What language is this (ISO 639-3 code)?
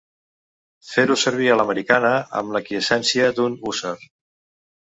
cat